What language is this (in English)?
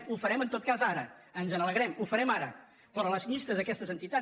Catalan